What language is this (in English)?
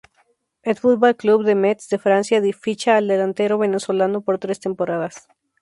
Spanish